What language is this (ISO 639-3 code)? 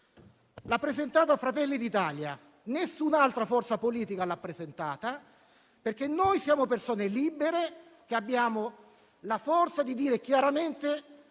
ita